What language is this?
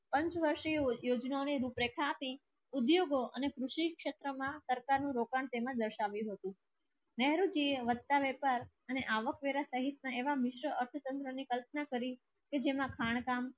Gujarati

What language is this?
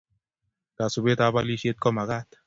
Kalenjin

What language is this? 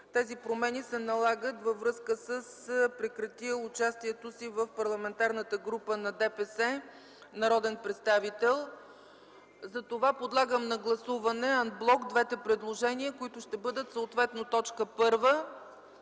Bulgarian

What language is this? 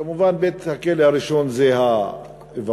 Hebrew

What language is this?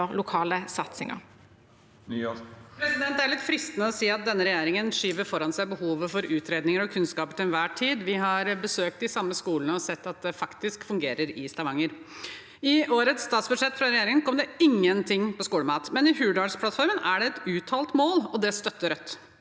Norwegian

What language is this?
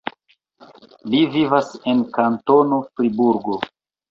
Esperanto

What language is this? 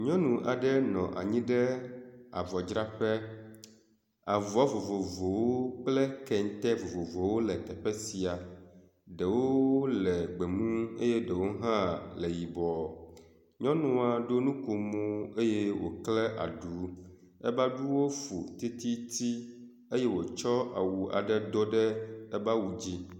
Ewe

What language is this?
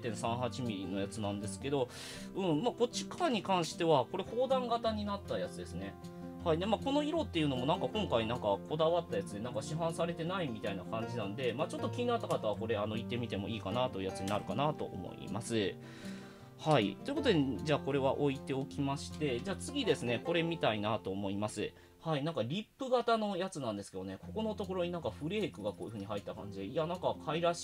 Japanese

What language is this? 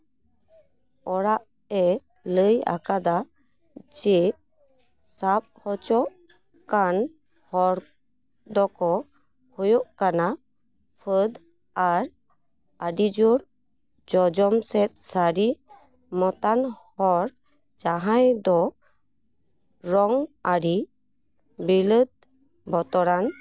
Santali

